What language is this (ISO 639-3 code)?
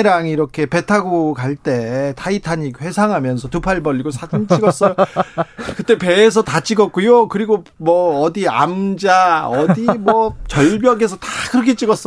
kor